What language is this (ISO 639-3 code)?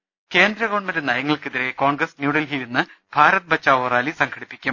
mal